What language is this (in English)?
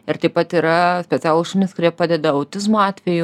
Lithuanian